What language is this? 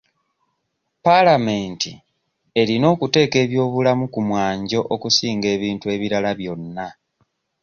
Ganda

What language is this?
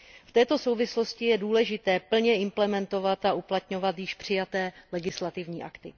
Czech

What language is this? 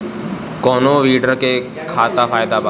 Bhojpuri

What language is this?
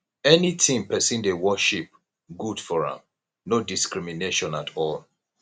Nigerian Pidgin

